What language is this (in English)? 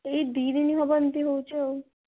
Odia